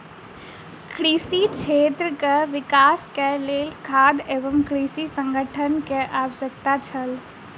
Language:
Maithili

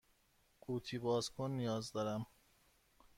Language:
Persian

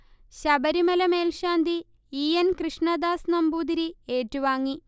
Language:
Malayalam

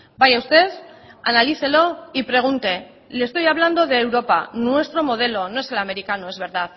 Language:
Spanish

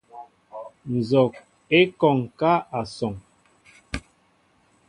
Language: Mbo (Cameroon)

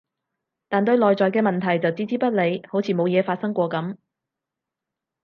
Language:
Cantonese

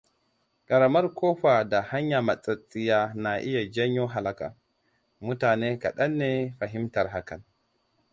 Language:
Hausa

